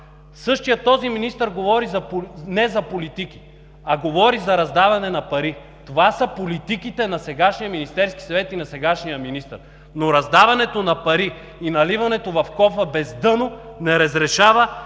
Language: Bulgarian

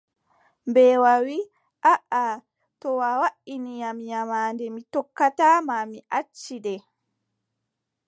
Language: Adamawa Fulfulde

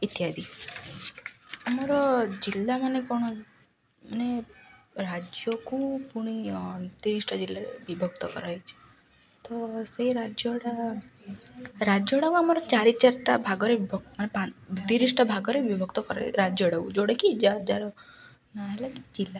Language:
Odia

